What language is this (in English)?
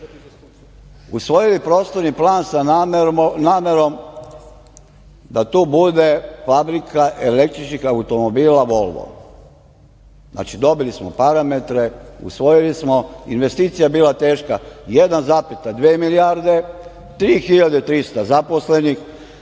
Serbian